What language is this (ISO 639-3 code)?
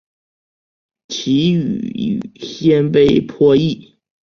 zho